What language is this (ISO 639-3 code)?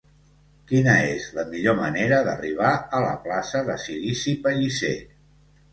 cat